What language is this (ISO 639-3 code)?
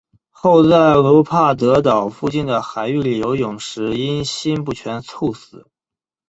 zho